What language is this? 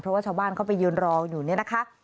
Thai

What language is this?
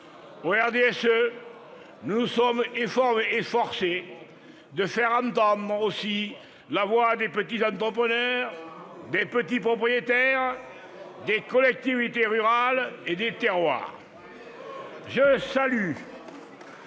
French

